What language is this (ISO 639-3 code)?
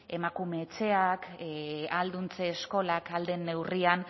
eus